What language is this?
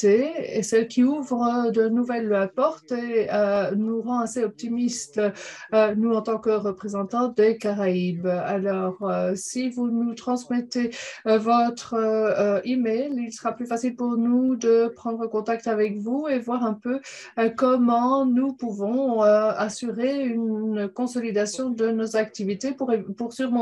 French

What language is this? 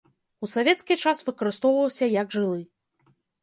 Belarusian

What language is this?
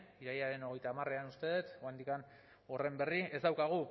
Basque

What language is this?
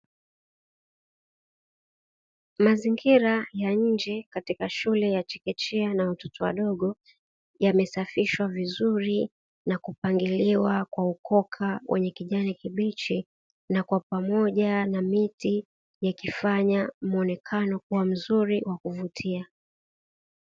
Swahili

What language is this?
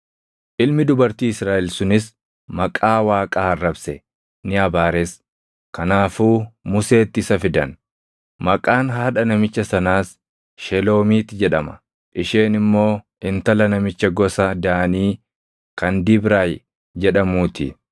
Oromo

